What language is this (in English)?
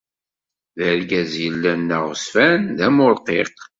Kabyle